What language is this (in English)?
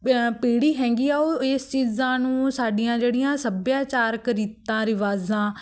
Punjabi